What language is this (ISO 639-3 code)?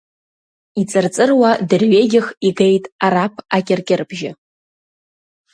abk